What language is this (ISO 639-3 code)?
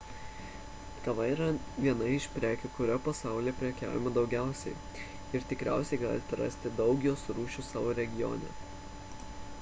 lit